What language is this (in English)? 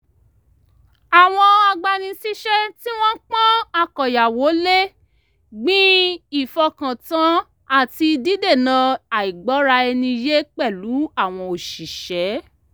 Yoruba